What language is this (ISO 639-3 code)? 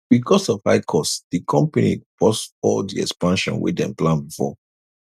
pcm